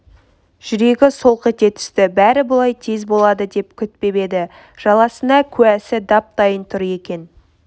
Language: Kazakh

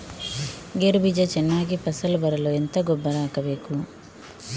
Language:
Kannada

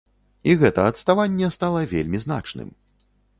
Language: Belarusian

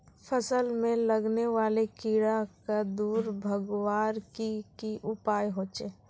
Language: Magahi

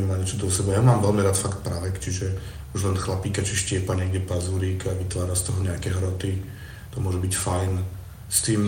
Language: Slovak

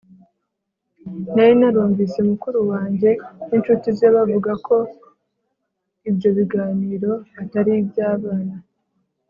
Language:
Kinyarwanda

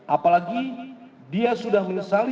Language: Indonesian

